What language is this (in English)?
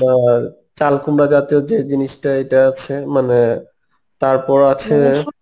Bangla